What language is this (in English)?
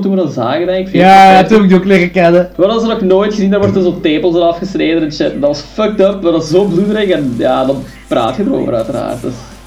Dutch